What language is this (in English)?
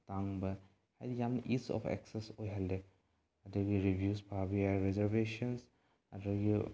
Manipuri